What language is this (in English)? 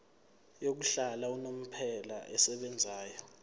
Zulu